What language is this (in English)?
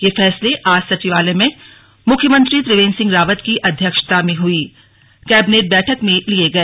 Hindi